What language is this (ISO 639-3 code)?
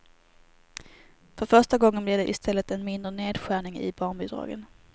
swe